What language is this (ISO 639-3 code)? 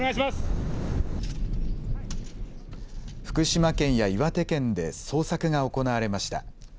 jpn